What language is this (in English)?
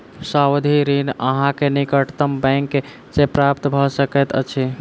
Maithili